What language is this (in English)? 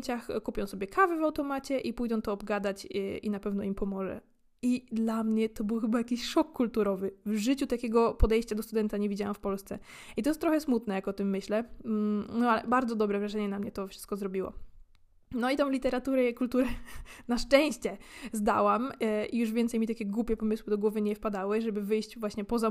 Polish